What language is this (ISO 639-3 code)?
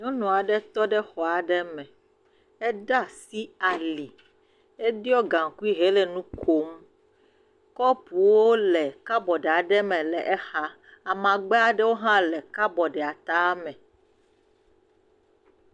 ewe